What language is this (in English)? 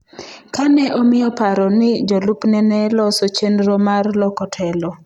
Luo (Kenya and Tanzania)